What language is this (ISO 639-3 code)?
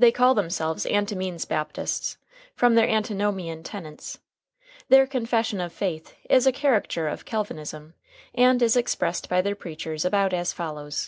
eng